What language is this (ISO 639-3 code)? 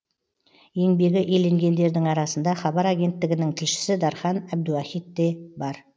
kaz